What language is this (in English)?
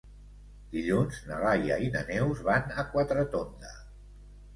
Catalan